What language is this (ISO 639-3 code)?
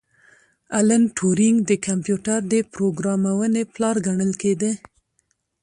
pus